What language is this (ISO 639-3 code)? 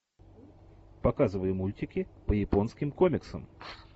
rus